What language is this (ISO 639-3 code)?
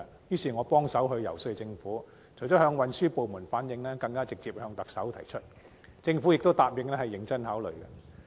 yue